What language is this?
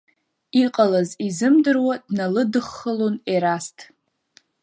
Abkhazian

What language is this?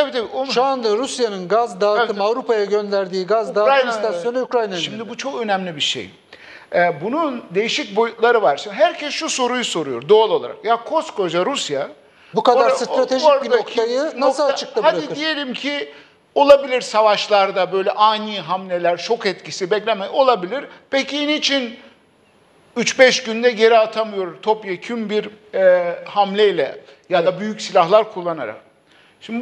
Turkish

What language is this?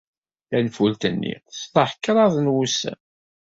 Kabyle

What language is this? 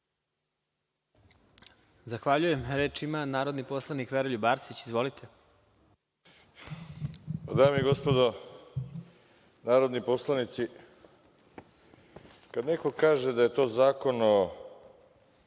Serbian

